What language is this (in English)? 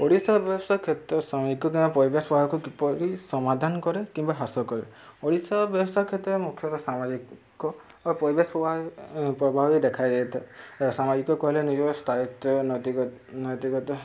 Odia